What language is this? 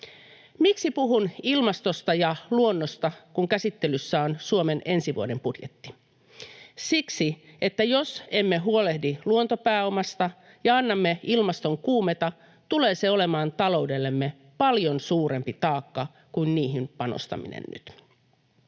Finnish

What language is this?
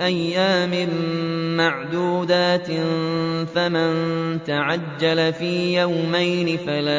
Arabic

